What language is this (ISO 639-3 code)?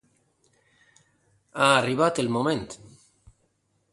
eus